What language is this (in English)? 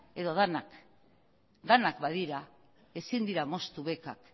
Basque